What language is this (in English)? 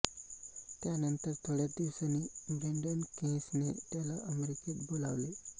Marathi